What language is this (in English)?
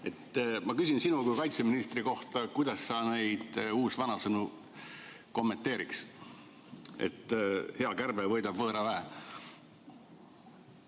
Estonian